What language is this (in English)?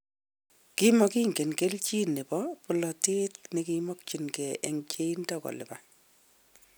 Kalenjin